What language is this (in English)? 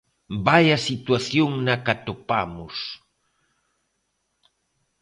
Galician